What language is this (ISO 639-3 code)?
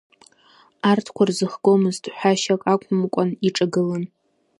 abk